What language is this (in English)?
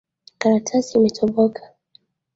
Swahili